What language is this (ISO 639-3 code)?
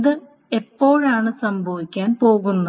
mal